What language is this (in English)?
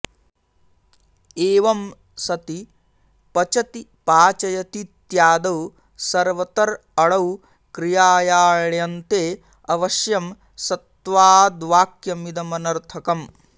Sanskrit